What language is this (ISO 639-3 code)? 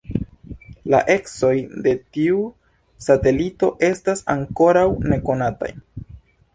epo